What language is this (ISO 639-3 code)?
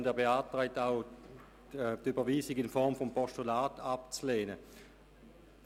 gsw